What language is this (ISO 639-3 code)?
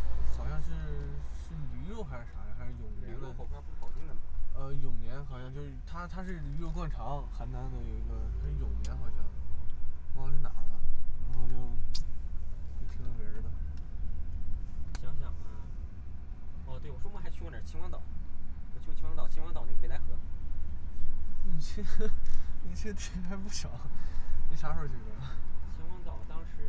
zho